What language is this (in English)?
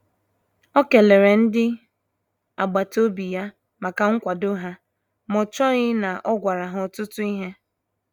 Igbo